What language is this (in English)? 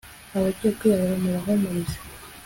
Kinyarwanda